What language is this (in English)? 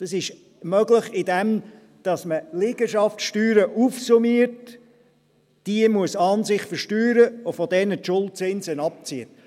Swiss German